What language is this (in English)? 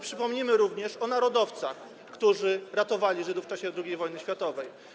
Polish